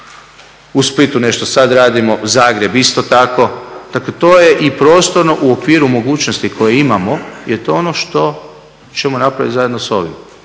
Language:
Croatian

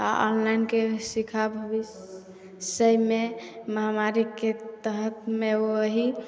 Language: Maithili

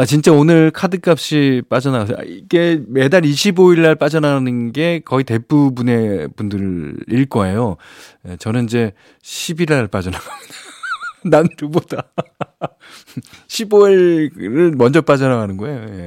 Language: Korean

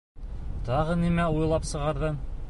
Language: Bashkir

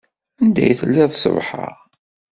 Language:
Kabyle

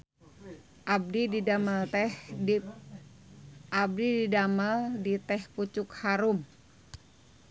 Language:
Sundanese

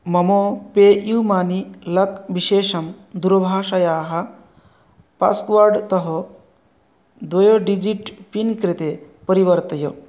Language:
Sanskrit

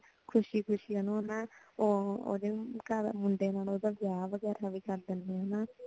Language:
Punjabi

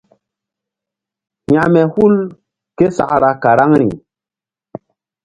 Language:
Mbum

